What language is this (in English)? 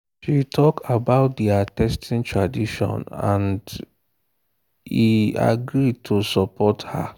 Nigerian Pidgin